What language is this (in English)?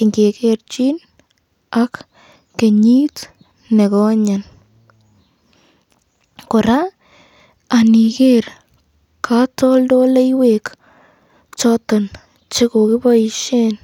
Kalenjin